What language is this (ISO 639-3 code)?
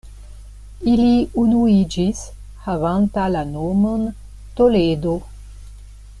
epo